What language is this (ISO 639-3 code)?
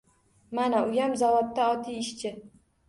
uzb